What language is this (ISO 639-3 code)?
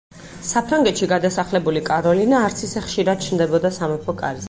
kat